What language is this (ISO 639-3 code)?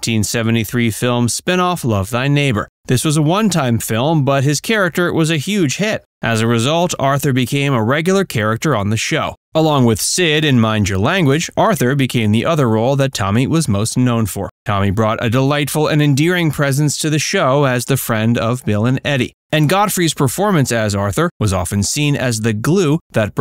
eng